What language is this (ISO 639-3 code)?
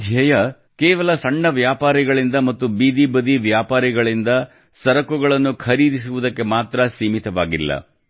kan